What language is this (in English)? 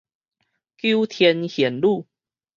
Min Nan Chinese